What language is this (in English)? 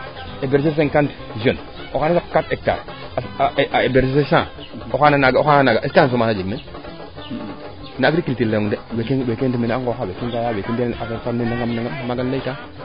Serer